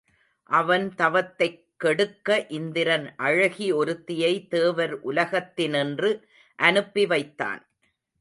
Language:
Tamil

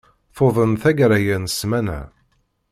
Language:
Kabyle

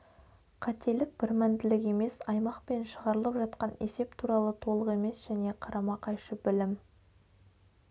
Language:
Kazakh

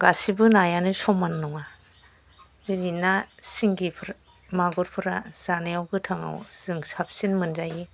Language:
Bodo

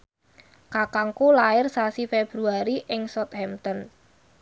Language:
Javanese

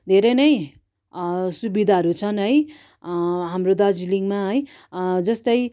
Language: Nepali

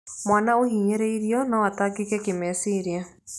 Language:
Kikuyu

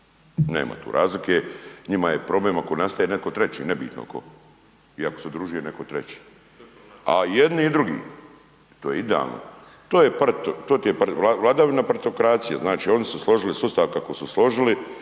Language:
Croatian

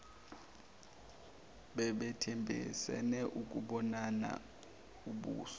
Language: Zulu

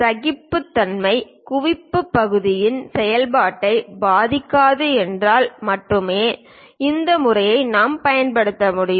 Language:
Tamil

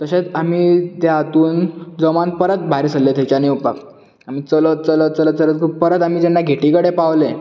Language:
Konkani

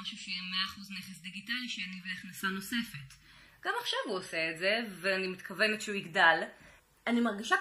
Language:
Hebrew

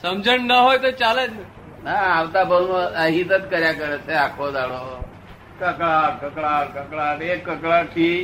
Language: Gujarati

